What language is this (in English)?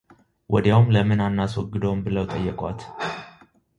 Amharic